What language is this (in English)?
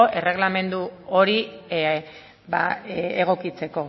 Basque